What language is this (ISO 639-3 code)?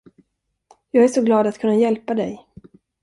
swe